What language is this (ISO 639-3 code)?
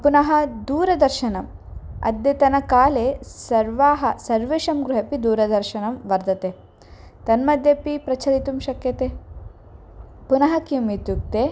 san